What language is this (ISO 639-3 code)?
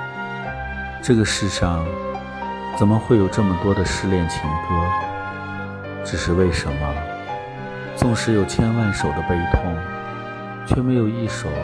zho